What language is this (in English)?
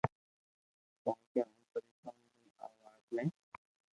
Loarki